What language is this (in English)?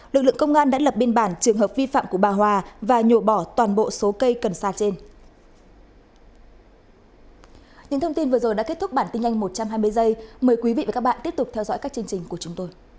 Vietnamese